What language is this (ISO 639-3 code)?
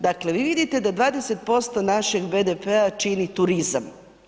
hrv